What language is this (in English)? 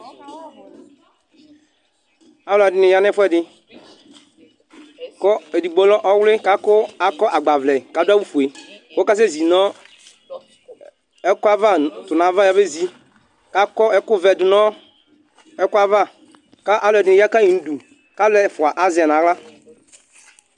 Ikposo